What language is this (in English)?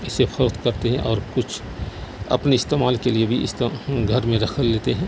Urdu